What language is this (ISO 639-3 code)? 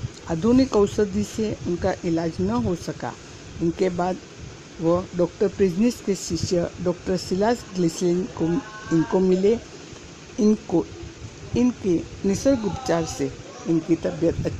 hin